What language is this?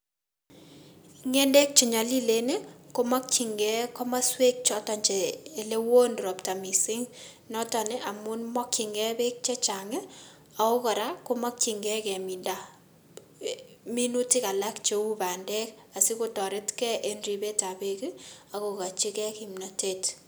Kalenjin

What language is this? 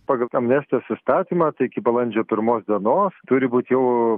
Lithuanian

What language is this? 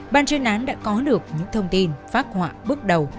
Vietnamese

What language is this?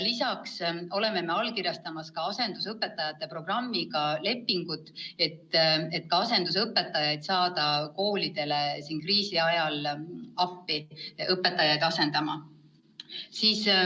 Estonian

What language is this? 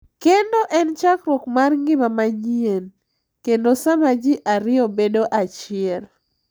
Luo (Kenya and Tanzania)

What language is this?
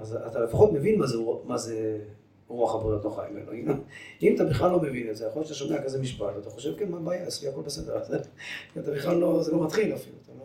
Hebrew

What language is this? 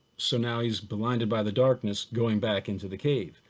English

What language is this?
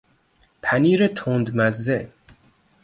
Persian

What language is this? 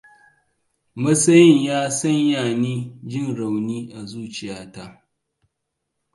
Hausa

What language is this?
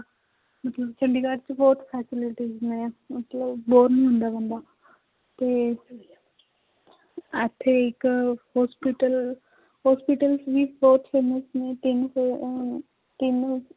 Punjabi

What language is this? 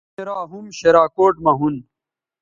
Bateri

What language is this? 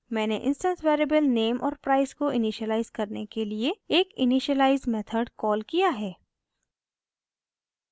Hindi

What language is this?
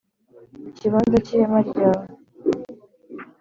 Kinyarwanda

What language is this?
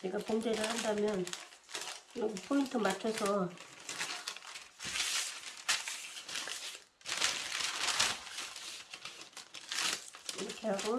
Korean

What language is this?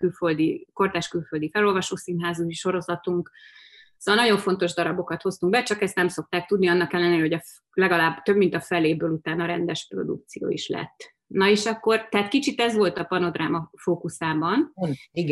Hungarian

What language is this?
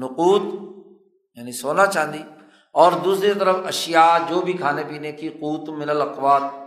Urdu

